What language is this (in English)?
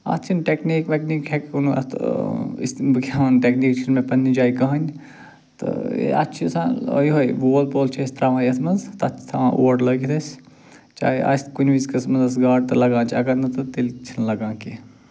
Kashmiri